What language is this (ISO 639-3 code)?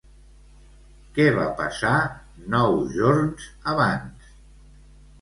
cat